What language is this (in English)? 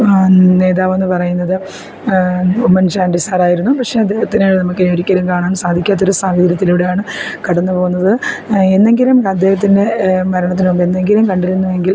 Malayalam